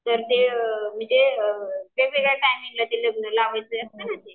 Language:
Marathi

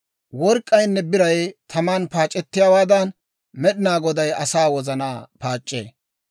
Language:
Dawro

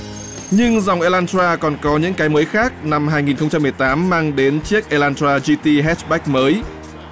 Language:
Vietnamese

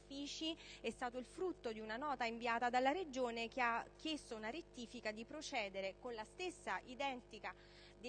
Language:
Italian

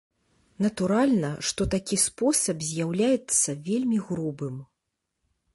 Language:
Belarusian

